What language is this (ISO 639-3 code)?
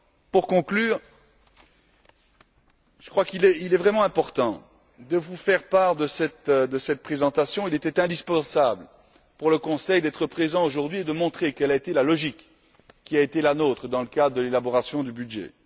fra